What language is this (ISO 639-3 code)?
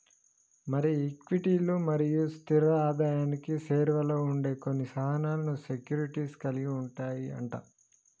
tel